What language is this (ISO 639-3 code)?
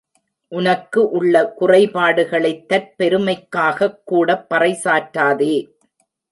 tam